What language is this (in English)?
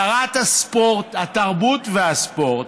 Hebrew